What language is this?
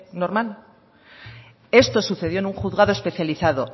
Spanish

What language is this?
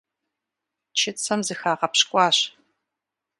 Kabardian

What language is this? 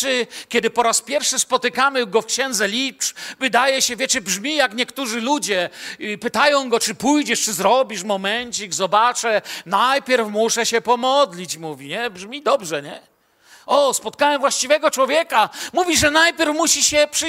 Polish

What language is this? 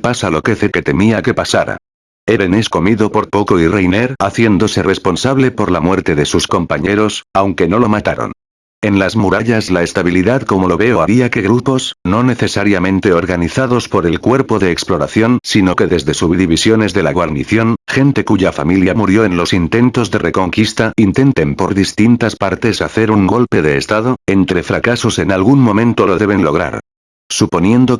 Spanish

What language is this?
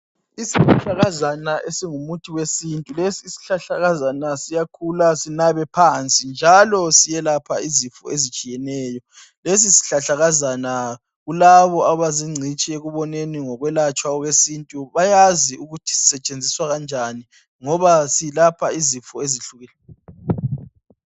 North Ndebele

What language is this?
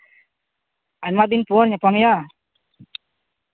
Santali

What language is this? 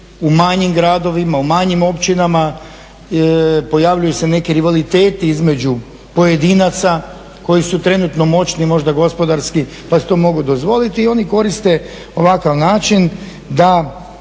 Croatian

